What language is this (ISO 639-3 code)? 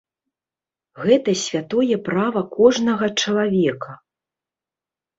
bel